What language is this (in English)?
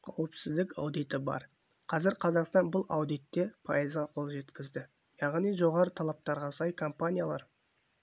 Kazakh